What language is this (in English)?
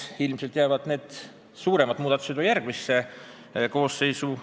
Estonian